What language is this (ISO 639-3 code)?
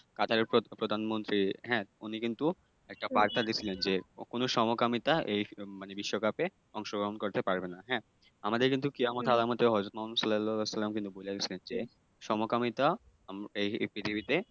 ben